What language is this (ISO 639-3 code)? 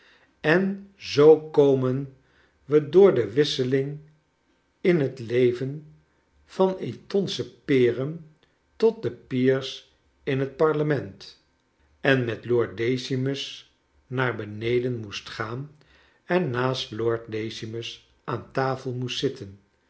nld